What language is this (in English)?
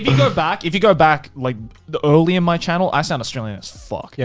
English